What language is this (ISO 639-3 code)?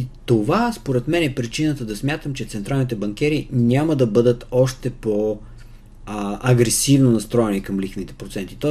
bul